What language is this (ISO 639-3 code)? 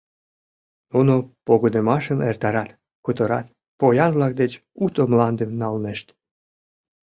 chm